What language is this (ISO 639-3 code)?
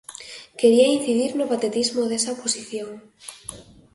glg